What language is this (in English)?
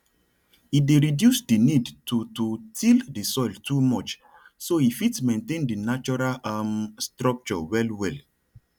Nigerian Pidgin